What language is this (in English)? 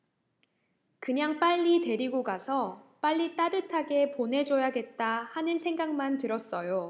Korean